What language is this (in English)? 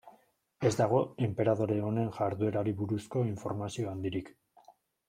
Basque